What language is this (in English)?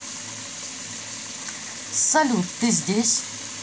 Russian